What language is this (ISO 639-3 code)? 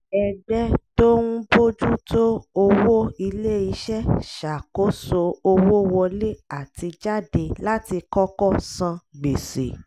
yor